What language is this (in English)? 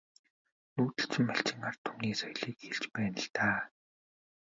Mongolian